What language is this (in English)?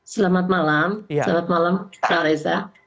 Indonesian